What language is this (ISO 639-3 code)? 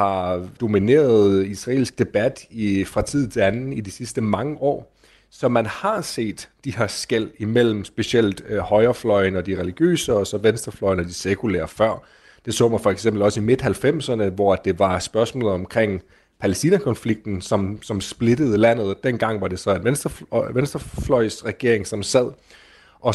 dan